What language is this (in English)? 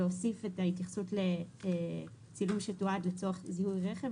Hebrew